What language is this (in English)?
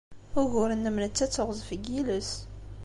Kabyle